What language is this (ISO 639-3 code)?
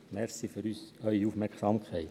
gsw